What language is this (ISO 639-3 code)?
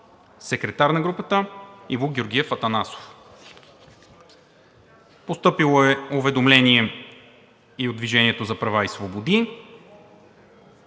bul